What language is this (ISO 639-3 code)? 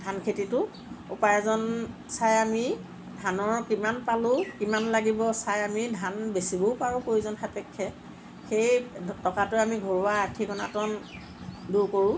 asm